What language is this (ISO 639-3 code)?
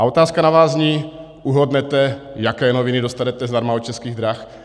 ces